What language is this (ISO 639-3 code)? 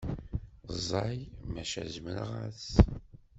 kab